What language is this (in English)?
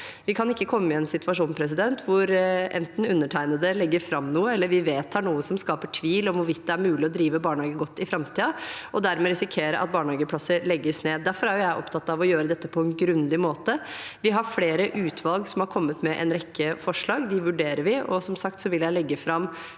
Norwegian